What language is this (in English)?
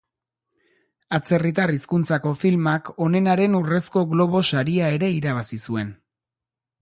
Basque